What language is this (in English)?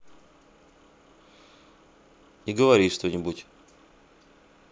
Russian